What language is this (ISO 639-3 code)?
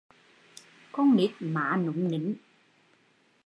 vie